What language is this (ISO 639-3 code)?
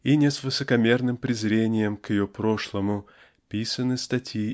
rus